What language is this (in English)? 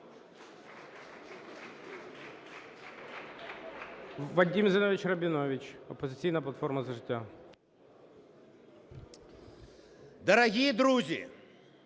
Ukrainian